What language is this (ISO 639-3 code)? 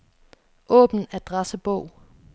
dan